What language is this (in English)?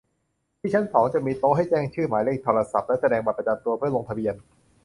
Thai